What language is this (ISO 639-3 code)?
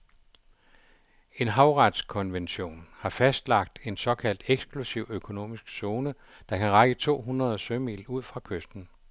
dan